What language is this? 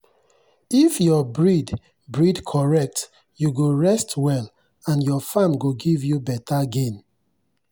Nigerian Pidgin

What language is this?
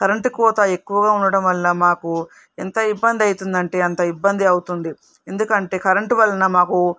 Telugu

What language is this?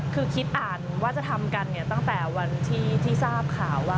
Thai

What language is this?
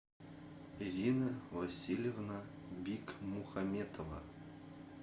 Russian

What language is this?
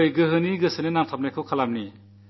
Malayalam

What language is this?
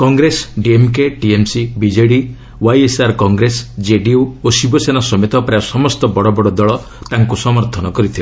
Odia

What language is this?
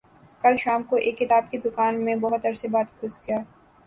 Urdu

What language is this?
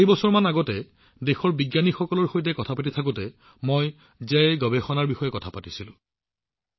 Assamese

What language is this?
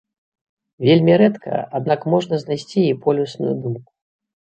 Belarusian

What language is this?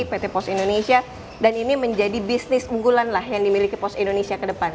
Indonesian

